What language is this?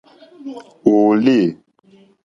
Mokpwe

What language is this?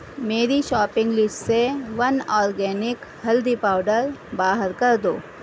Urdu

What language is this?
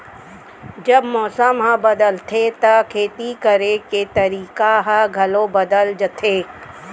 Chhattisgarhi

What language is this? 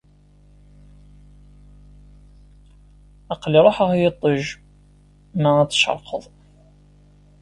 Kabyle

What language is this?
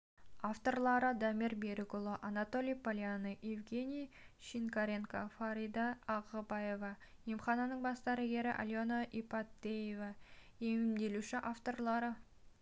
Kazakh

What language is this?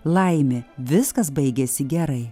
Lithuanian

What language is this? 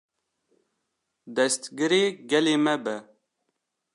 Kurdish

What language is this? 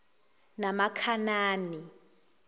Zulu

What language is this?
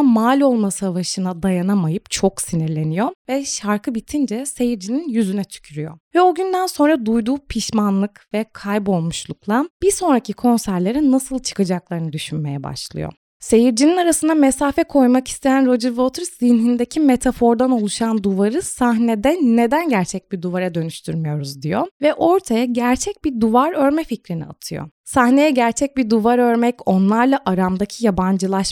Turkish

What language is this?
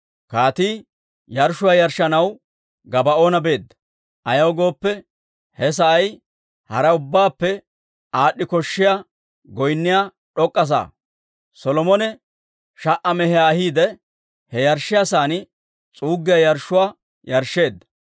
Dawro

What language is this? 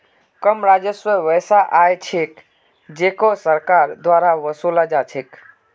Magahi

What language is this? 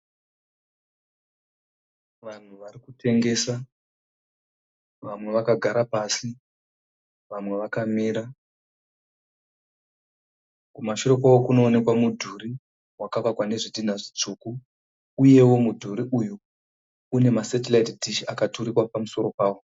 Shona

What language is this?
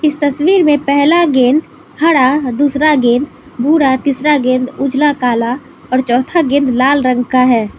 Hindi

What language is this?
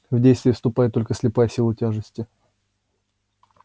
Russian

